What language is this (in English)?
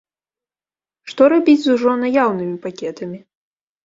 Belarusian